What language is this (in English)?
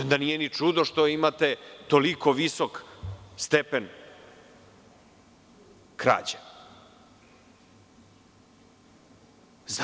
Serbian